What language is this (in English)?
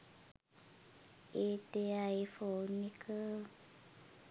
Sinhala